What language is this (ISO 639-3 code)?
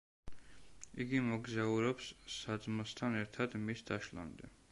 kat